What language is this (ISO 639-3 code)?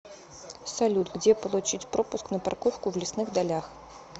rus